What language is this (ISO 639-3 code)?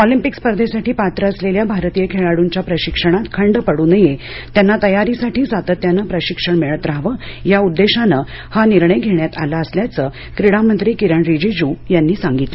mar